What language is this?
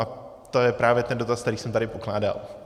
Czech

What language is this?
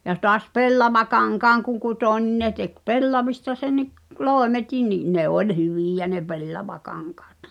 Finnish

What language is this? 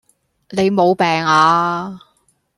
Cantonese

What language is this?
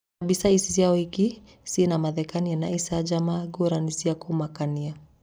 Kikuyu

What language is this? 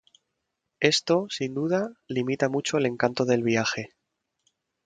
Spanish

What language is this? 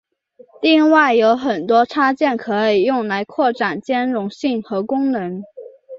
Chinese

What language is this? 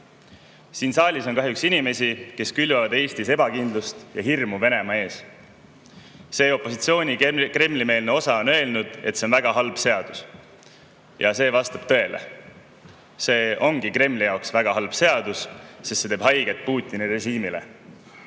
Estonian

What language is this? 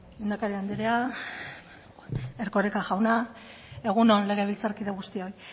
Basque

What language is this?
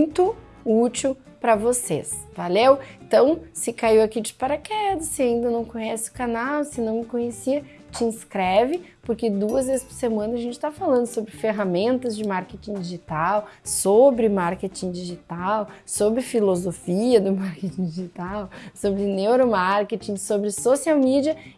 Portuguese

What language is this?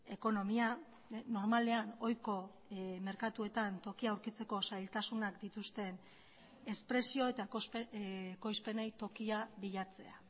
Basque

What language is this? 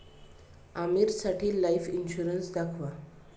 Marathi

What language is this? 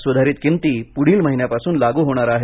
Marathi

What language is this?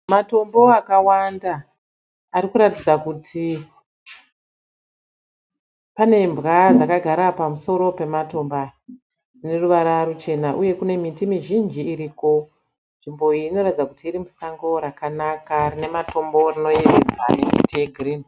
Shona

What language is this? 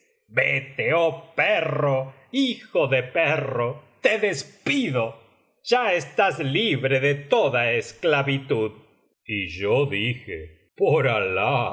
Spanish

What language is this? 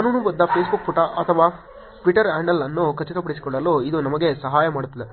Kannada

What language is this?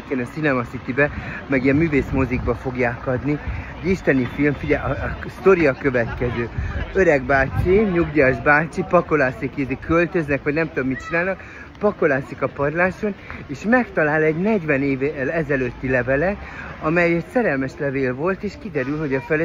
Hungarian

